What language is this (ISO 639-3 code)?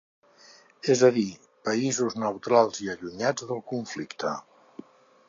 cat